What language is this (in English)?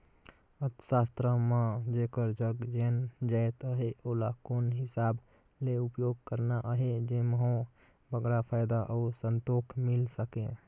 Chhattisgarhi